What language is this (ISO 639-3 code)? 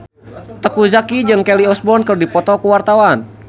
sun